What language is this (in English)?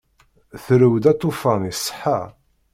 Kabyle